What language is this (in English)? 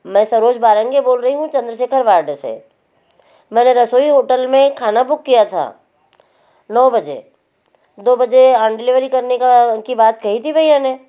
Hindi